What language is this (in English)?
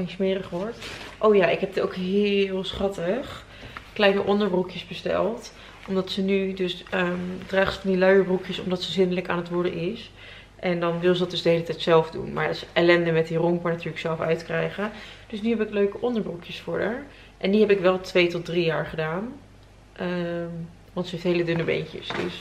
Dutch